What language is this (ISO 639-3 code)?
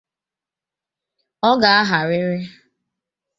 ibo